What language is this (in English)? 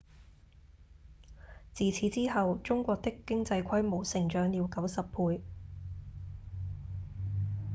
Cantonese